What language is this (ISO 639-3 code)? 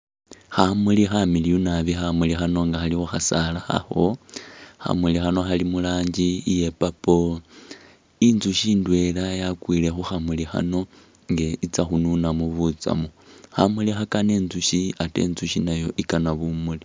myx